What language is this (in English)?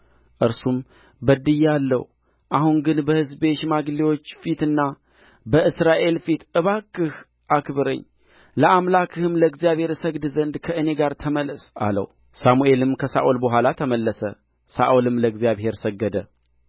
Amharic